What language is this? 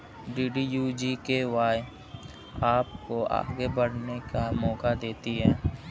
Hindi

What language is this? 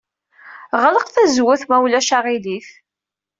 Kabyle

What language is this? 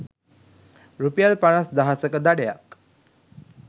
Sinhala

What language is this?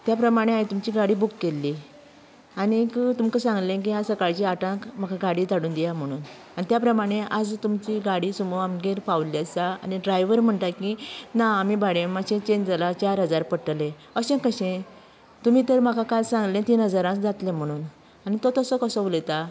Konkani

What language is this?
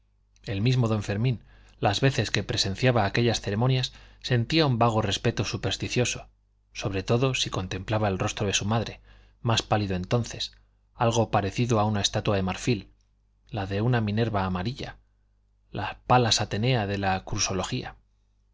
Spanish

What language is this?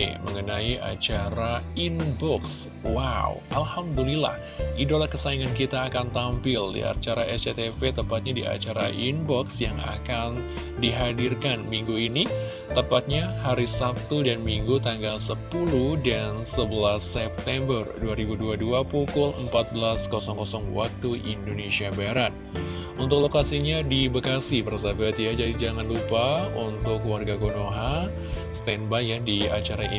Indonesian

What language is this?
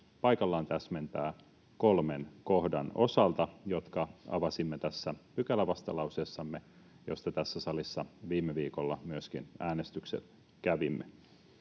Finnish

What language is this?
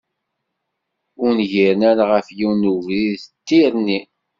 Kabyle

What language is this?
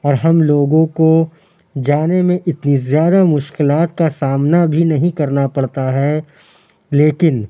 Urdu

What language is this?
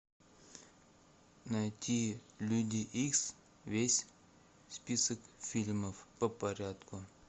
Russian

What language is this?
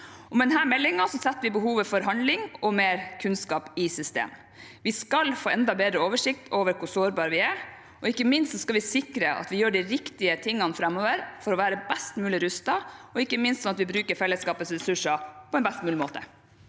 Norwegian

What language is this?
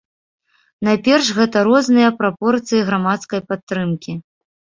Belarusian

